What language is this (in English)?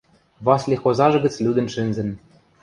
Western Mari